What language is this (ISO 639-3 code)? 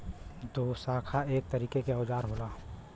bho